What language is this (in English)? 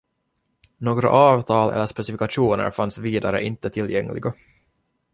Swedish